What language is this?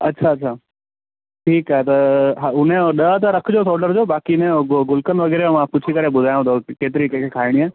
Sindhi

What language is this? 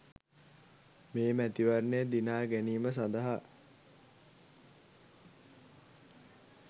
Sinhala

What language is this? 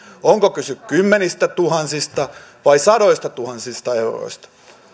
Finnish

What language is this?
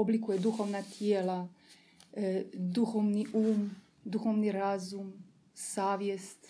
Croatian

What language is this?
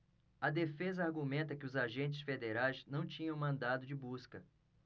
Portuguese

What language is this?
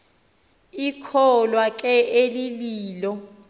Xhosa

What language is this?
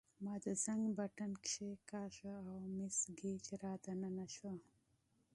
Pashto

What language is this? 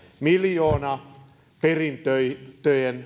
Finnish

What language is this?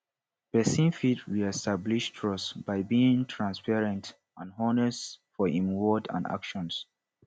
Nigerian Pidgin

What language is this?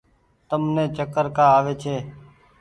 Goaria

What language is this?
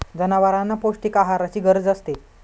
Marathi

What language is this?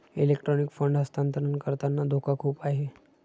Marathi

